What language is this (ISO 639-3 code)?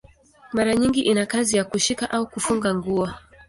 swa